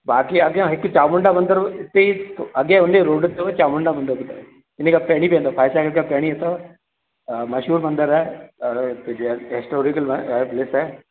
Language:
Sindhi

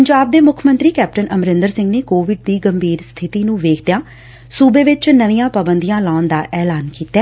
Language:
Punjabi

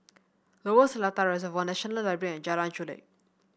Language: English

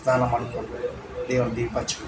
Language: Kannada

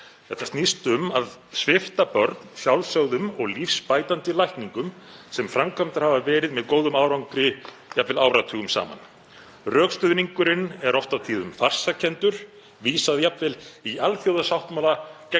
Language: Icelandic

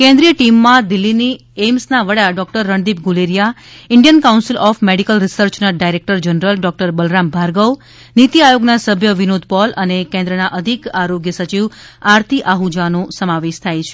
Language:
Gujarati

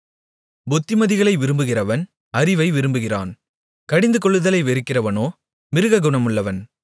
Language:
Tamil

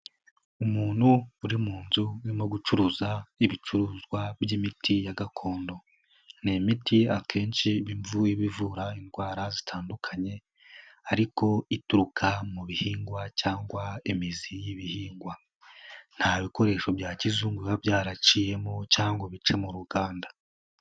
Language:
Kinyarwanda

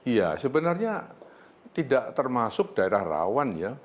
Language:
Indonesian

